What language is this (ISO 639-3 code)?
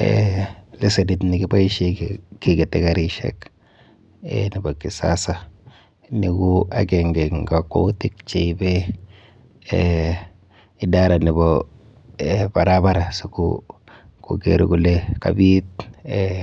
kln